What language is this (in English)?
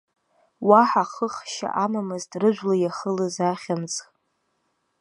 Abkhazian